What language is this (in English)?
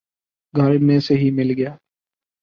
Urdu